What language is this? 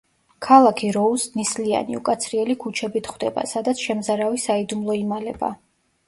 Georgian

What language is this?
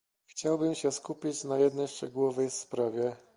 Polish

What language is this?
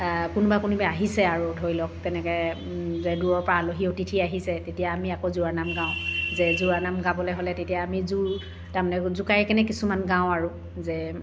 Assamese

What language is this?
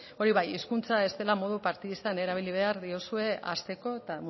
Basque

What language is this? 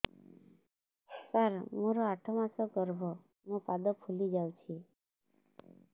Odia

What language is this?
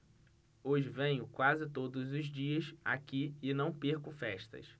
Portuguese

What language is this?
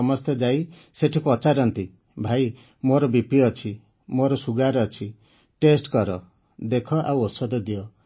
Odia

